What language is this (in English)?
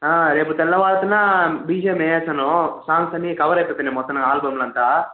Telugu